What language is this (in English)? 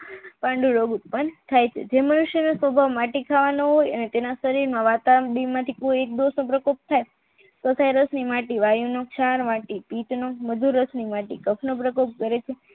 Gujarati